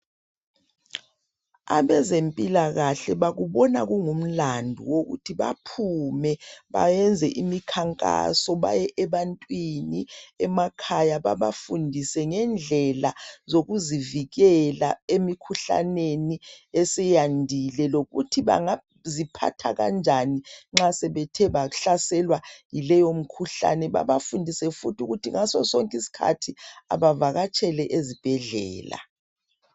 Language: North Ndebele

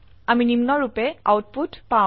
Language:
Assamese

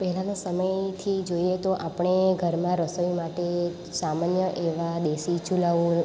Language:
Gujarati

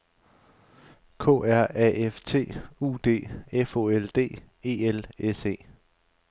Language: Danish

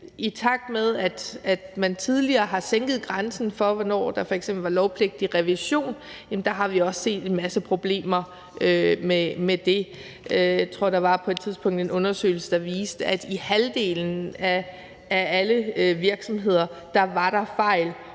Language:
Danish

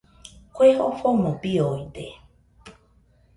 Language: Nüpode Huitoto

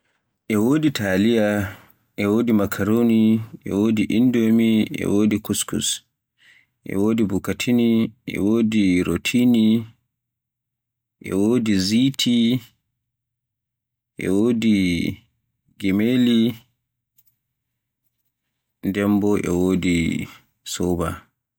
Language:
Borgu Fulfulde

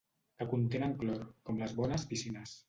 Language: Catalan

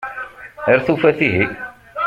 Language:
Kabyle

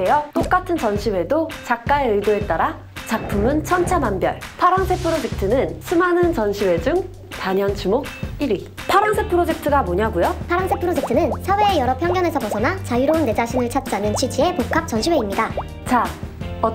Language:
Korean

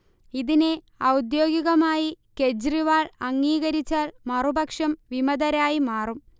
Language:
Malayalam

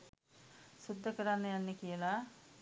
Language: Sinhala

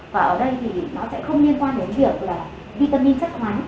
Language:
Vietnamese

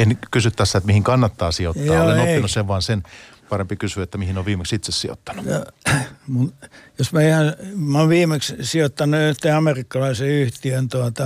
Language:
Finnish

